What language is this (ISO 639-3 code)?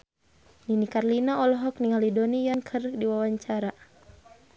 sun